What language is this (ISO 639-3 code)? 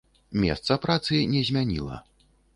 bel